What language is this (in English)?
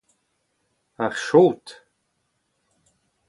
Breton